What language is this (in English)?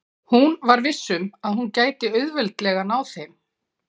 Icelandic